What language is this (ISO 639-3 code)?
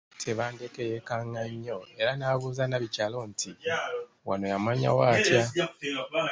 lug